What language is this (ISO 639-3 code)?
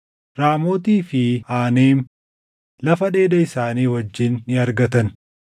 orm